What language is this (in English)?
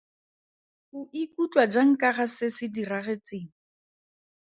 Tswana